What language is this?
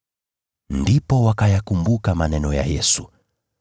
Swahili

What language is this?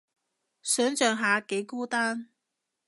Cantonese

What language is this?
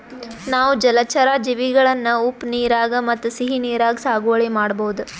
Kannada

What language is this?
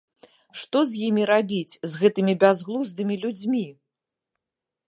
Belarusian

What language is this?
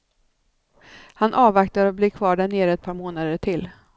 Swedish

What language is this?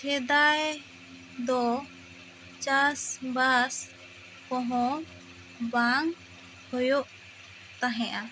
Santali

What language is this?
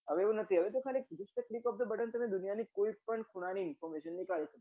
Gujarati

